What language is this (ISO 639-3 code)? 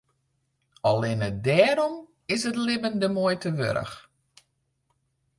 fry